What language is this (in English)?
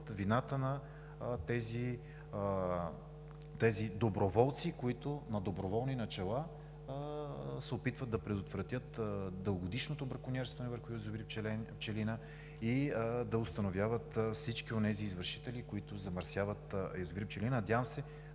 Bulgarian